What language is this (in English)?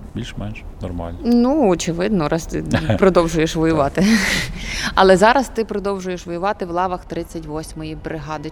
Ukrainian